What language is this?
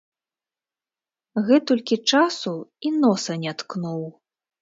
Belarusian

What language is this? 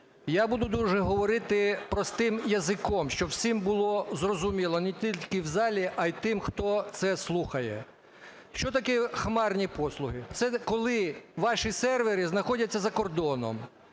Ukrainian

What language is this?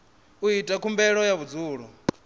Venda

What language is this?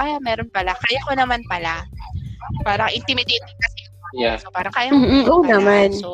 Filipino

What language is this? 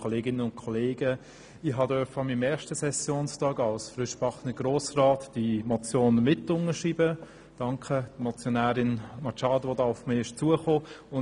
Swiss German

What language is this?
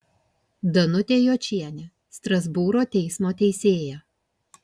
Lithuanian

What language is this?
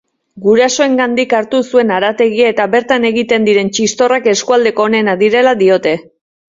Basque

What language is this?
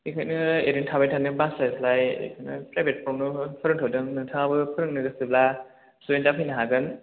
Bodo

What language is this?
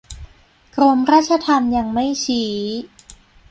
Thai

